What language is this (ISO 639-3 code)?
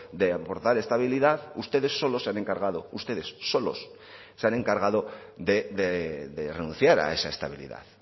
spa